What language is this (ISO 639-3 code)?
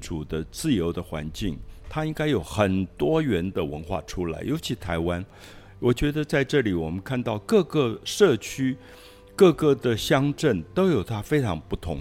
zho